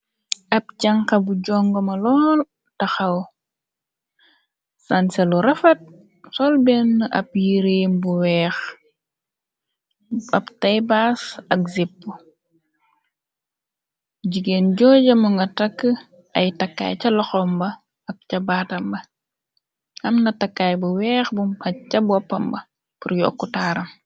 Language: Wolof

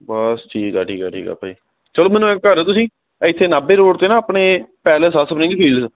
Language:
Punjabi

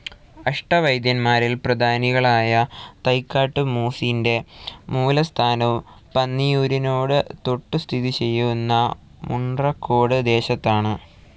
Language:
Malayalam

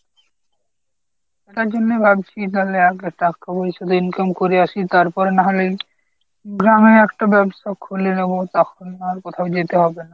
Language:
Bangla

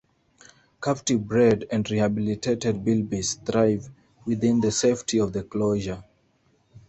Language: English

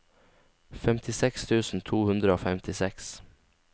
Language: Norwegian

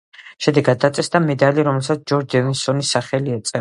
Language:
Georgian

